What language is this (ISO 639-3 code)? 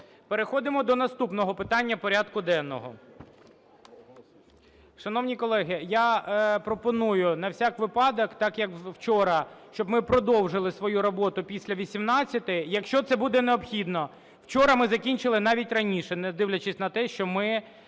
ukr